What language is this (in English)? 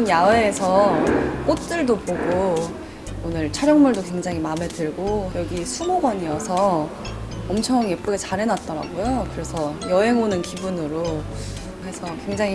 Korean